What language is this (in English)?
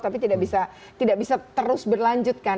Indonesian